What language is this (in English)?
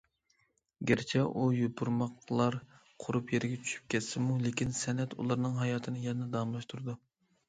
Uyghur